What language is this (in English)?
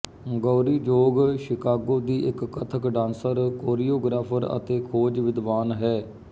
Punjabi